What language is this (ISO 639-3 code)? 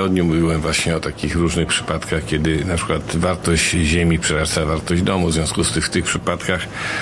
pol